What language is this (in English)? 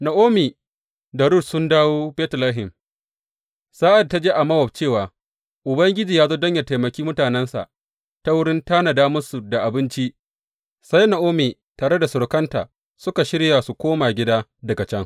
Hausa